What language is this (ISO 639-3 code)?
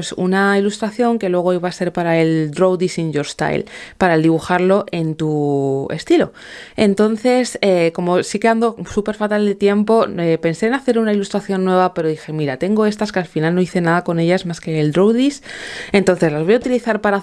spa